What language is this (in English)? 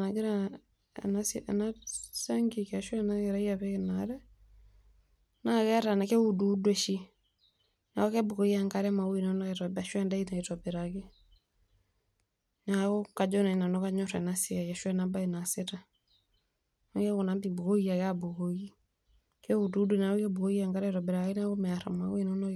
Masai